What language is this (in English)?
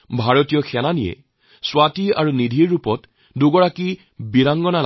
Assamese